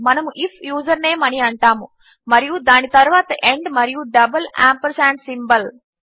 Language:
Telugu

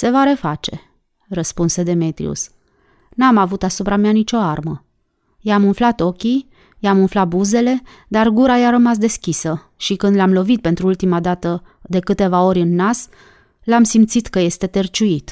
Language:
Romanian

